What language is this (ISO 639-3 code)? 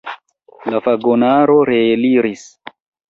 epo